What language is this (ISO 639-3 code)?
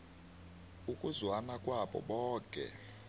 nbl